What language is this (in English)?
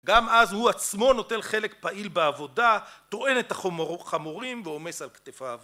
Hebrew